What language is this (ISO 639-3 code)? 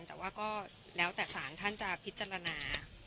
tha